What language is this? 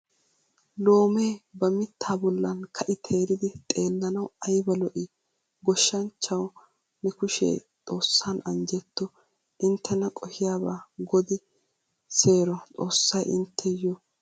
Wolaytta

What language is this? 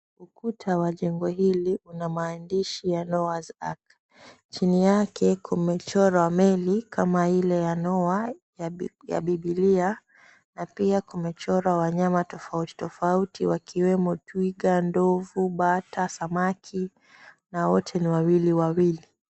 Swahili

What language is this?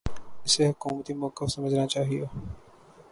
Urdu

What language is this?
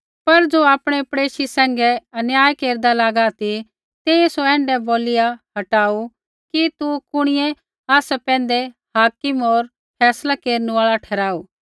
Kullu Pahari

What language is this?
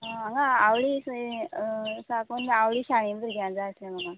Konkani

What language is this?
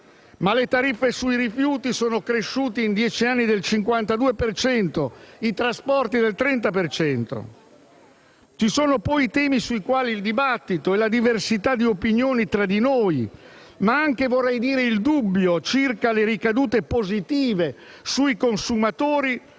Italian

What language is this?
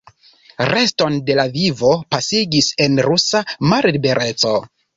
Esperanto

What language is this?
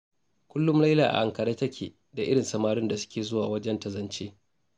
Hausa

